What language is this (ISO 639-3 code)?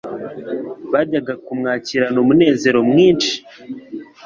kin